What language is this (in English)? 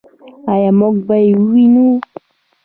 Pashto